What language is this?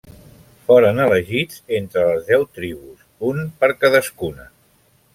Catalan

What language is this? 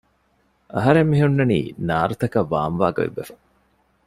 Divehi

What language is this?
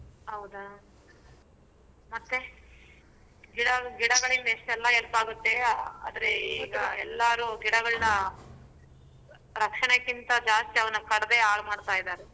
Kannada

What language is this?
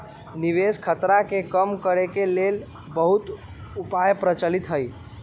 Magahi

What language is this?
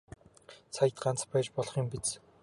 Mongolian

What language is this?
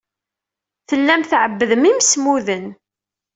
Kabyle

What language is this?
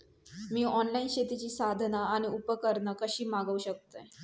Marathi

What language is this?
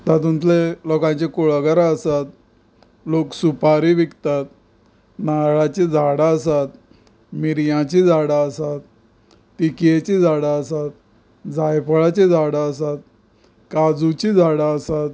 Konkani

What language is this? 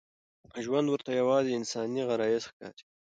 Pashto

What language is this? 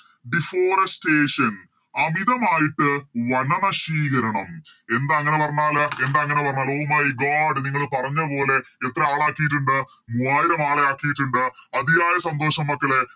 Malayalam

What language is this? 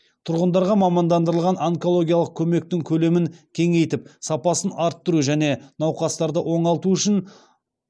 Kazakh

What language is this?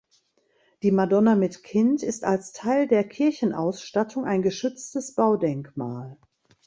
German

